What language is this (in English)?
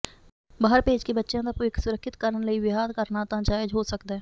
Punjabi